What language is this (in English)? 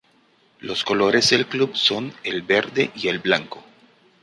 Spanish